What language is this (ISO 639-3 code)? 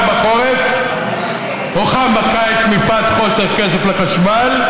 heb